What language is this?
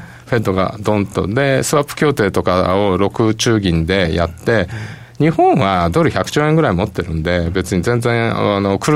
Japanese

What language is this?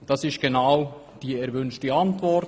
Swiss German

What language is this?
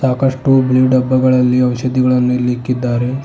Kannada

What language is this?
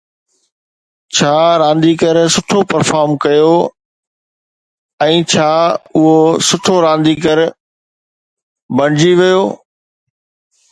Sindhi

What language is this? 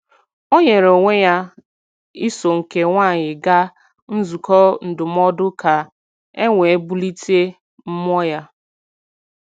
Igbo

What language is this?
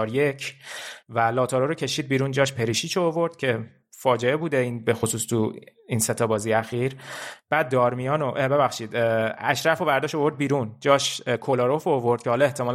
Persian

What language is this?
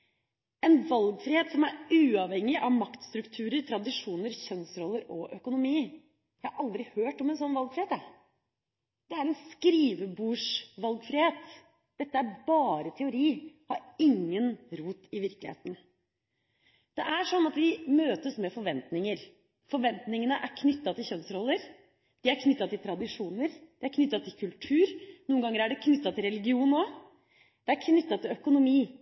Norwegian Bokmål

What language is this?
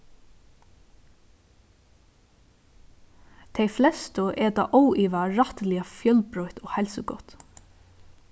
Faroese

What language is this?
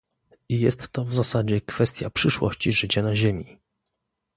Polish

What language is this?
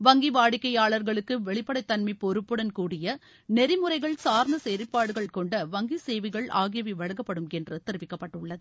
Tamil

